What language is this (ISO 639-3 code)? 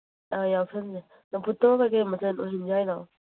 mni